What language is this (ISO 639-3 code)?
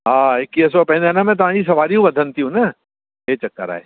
snd